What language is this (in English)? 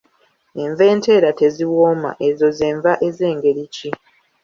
Ganda